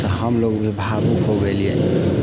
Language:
Maithili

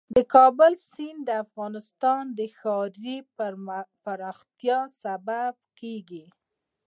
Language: Pashto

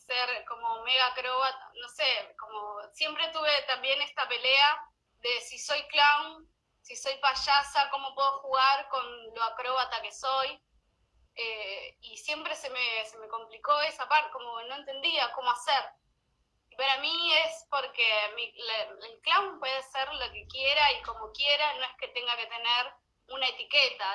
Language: Spanish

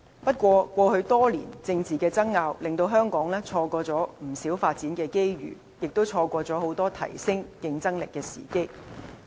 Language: Cantonese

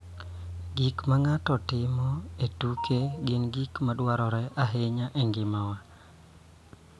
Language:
Luo (Kenya and Tanzania)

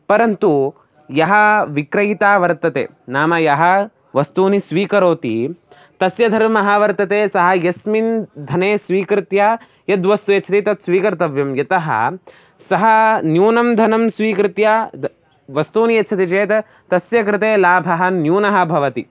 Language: Sanskrit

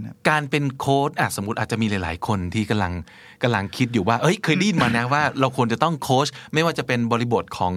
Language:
Thai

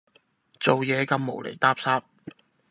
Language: Cantonese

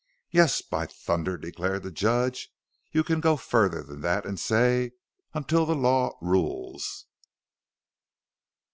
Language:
English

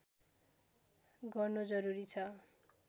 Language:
Nepali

